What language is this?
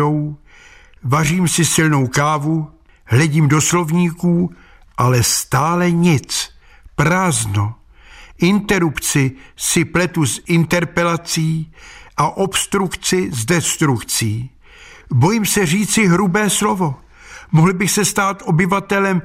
Czech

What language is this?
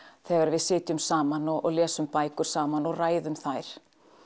Icelandic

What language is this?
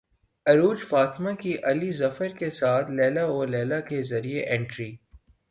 Urdu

